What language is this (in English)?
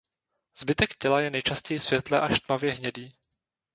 Czech